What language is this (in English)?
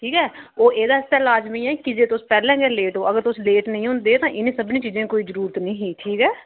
Dogri